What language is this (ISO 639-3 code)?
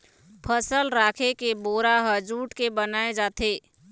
hne